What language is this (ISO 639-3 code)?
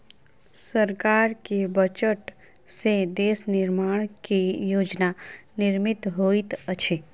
mai